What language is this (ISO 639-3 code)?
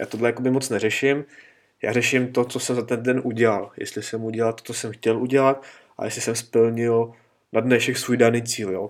ces